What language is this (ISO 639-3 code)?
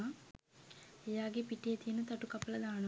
sin